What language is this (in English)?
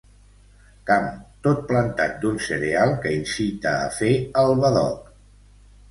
Catalan